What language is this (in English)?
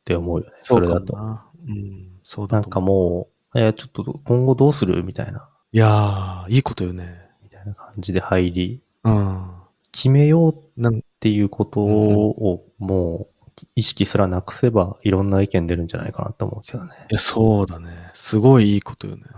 Japanese